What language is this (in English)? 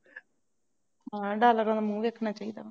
Punjabi